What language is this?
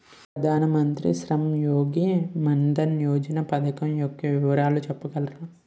Telugu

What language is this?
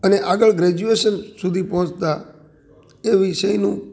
Gujarati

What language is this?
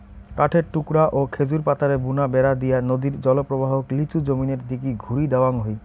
Bangla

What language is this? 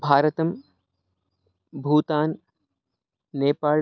Sanskrit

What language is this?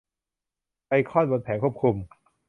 Thai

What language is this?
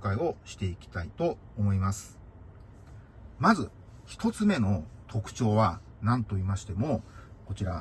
Japanese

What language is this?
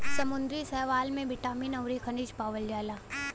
Bhojpuri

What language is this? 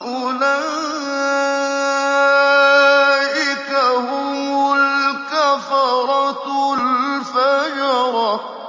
Arabic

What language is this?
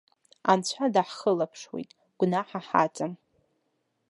Abkhazian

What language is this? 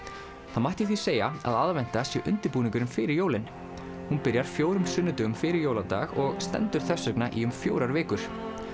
Icelandic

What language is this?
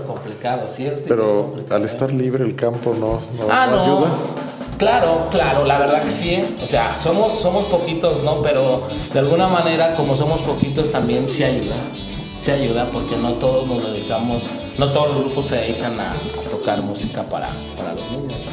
Spanish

